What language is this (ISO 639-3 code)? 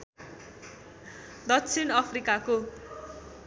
nep